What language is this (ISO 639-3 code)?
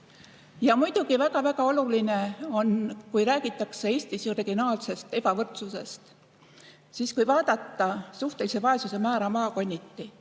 est